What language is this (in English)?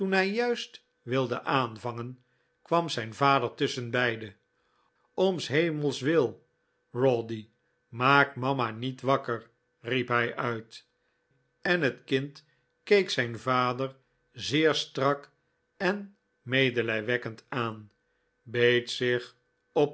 Dutch